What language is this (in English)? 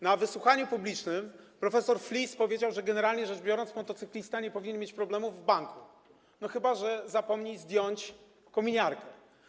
Polish